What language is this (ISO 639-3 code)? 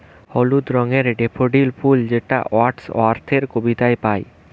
ben